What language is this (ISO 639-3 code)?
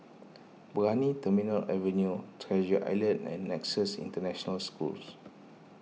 eng